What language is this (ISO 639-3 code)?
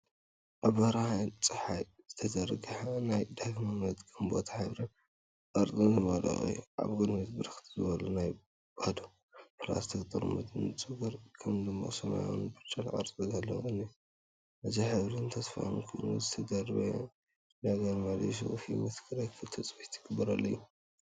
tir